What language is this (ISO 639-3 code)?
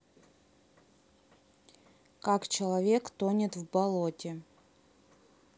rus